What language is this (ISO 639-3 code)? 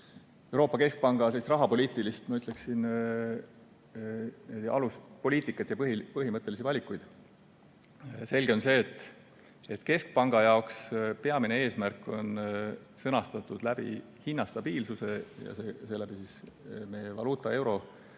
est